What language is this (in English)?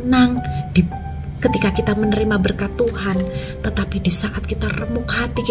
Indonesian